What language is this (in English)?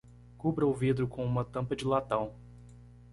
Portuguese